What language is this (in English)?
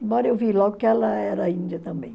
Portuguese